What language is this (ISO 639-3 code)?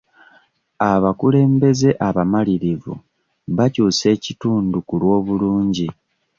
lug